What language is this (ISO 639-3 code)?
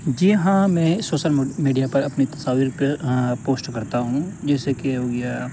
urd